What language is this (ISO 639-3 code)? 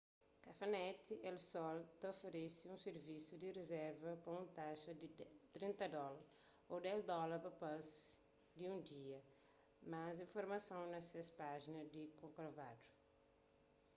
kea